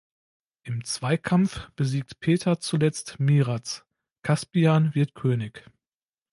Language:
German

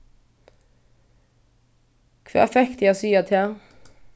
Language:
Faroese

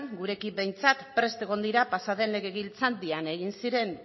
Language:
Basque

